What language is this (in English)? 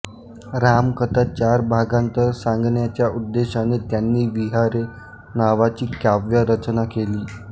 Marathi